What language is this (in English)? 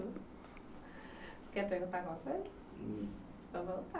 Portuguese